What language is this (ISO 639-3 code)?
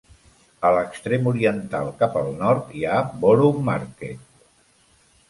cat